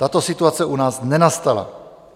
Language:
Czech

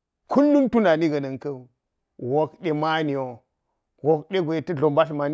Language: Geji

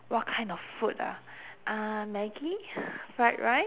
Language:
English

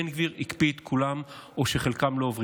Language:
Hebrew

